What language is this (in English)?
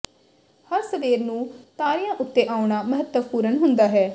Punjabi